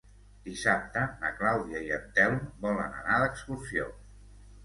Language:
Catalan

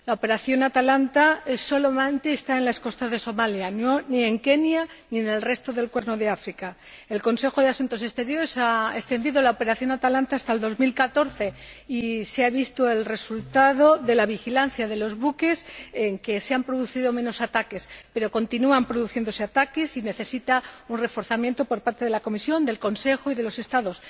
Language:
Spanish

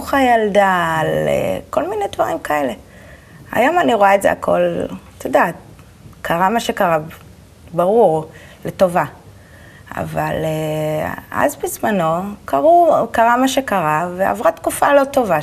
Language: Hebrew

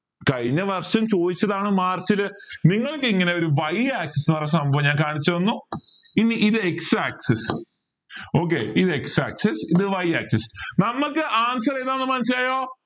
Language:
Malayalam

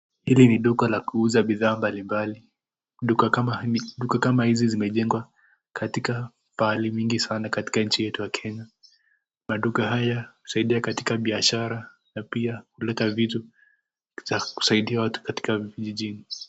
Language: Swahili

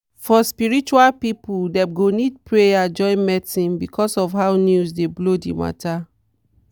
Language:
Nigerian Pidgin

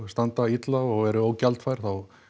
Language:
Icelandic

